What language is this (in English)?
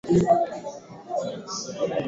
Swahili